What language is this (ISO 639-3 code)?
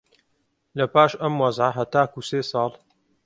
ckb